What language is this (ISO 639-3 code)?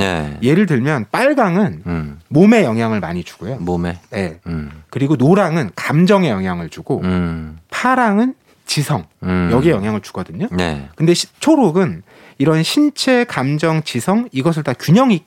kor